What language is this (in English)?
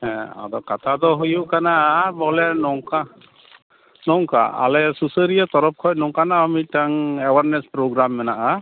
Santali